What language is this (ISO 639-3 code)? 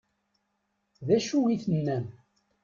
kab